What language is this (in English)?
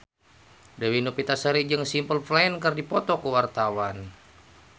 Sundanese